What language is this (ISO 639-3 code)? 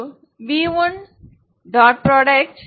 tam